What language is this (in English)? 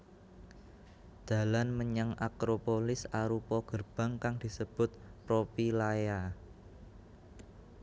Javanese